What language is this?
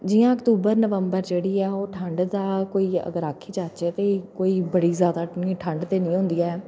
Dogri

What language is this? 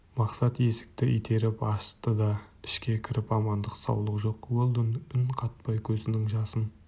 Kazakh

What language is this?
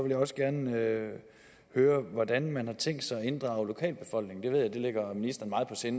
Danish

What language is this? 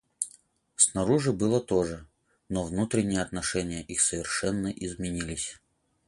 Russian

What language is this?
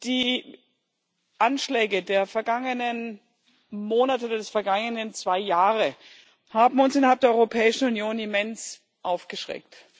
German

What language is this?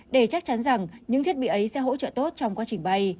Vietnamese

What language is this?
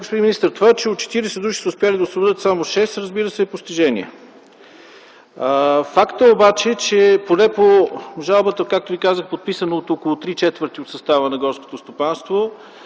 Bulgarian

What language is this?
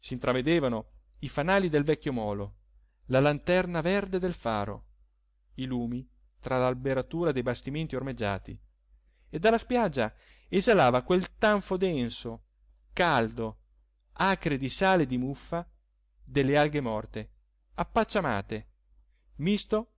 Italian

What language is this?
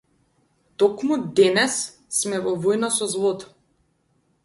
Macedonian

